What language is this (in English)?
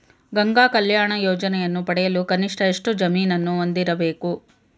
Kannada